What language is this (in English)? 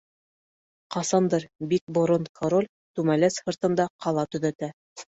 Bashkir